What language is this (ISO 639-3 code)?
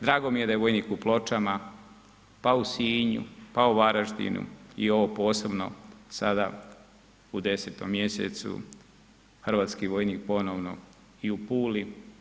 hrv